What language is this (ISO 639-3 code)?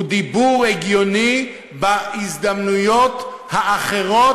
heb